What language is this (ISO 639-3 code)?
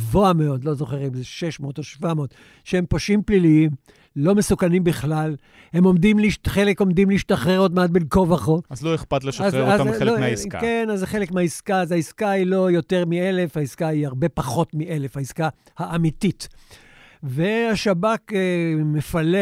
heb